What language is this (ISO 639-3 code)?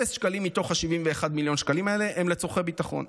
heb